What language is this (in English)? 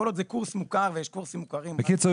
Hebrew